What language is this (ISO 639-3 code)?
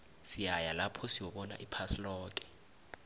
nbl